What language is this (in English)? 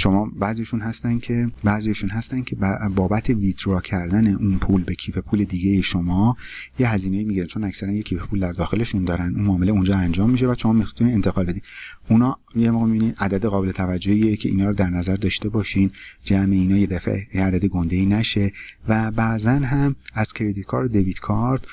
Persian